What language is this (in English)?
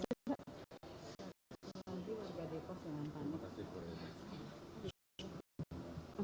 Indonesian